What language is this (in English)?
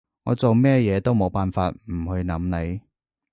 Cantonese